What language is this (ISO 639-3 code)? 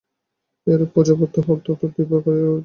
ben